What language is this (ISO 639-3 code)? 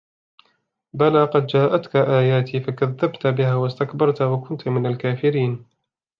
ara